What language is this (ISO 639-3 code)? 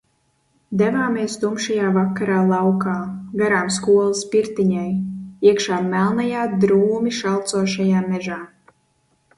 lav